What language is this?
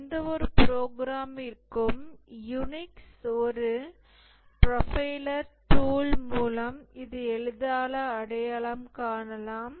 Tamil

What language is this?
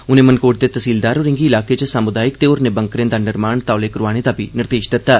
Dogri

